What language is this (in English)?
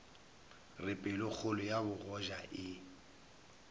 Northern Sotho